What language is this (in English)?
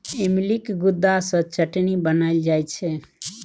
Maithili